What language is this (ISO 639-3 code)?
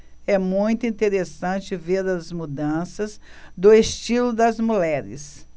por